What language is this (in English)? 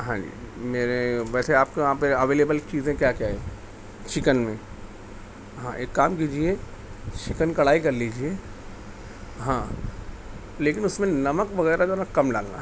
Urdu